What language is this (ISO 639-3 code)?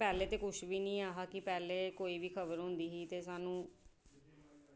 doi